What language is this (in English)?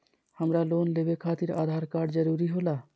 Magahi